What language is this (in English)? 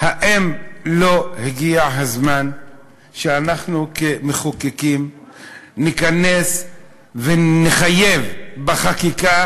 Hebrew